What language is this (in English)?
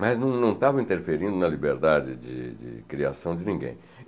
Portuguese